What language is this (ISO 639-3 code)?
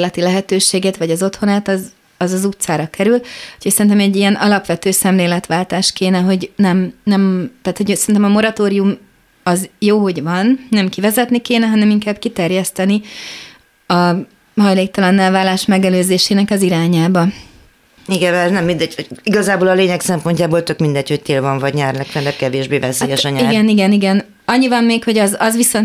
hun